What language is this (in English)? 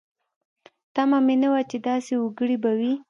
Pashto